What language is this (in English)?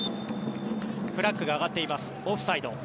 Japanese